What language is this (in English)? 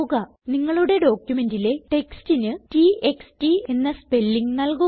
Malayalam